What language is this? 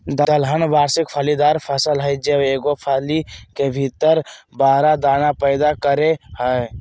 Magahi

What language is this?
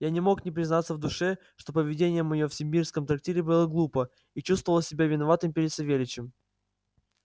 Russian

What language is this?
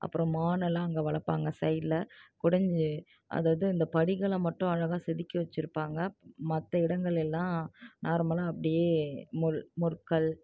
Tamil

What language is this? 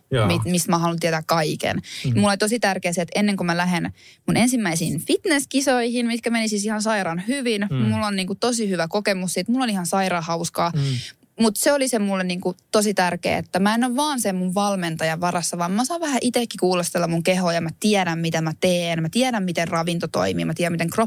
Finnish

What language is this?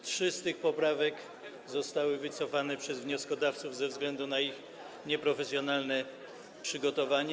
Polish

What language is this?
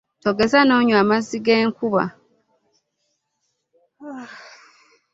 Ganda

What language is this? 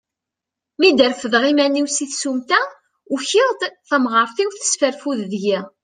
Kabyle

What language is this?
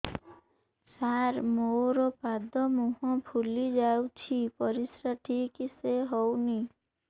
Odia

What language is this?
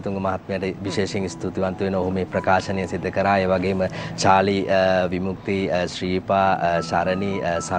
Indonesian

